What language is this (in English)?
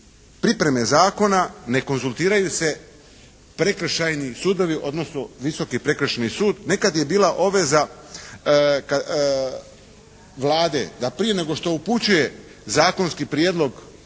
Croatian